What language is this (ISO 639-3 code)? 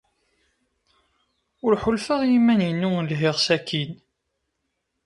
kab